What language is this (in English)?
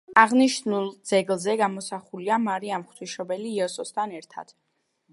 Georgian